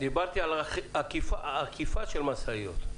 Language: Hebrew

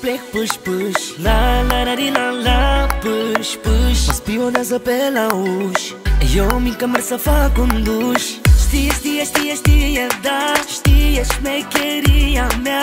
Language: Romanian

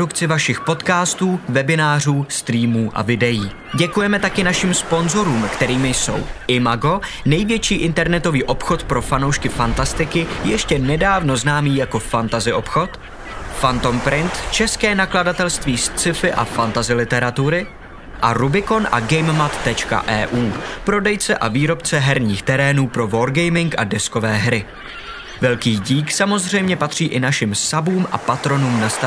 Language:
Czech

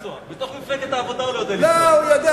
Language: Hebrew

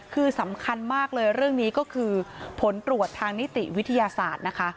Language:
Thai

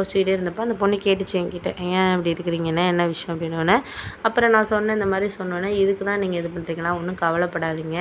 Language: Tamil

